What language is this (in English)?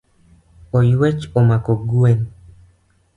Luo (Kenya and Tanzania)